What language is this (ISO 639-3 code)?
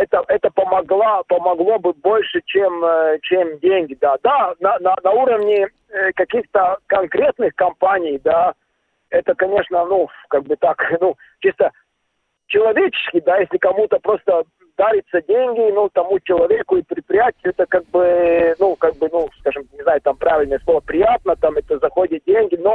rus